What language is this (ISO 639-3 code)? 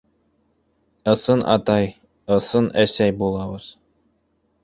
bak